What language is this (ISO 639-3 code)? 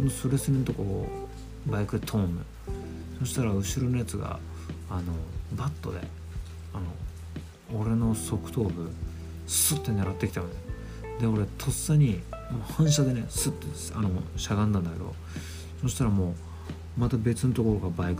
jpn